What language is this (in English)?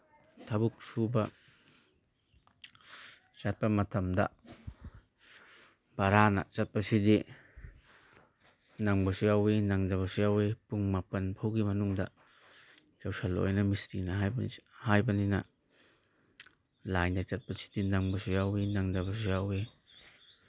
Manipuri